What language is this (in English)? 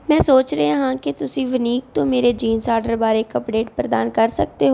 Punjabi